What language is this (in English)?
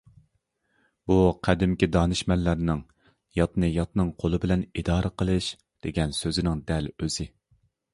Uyghur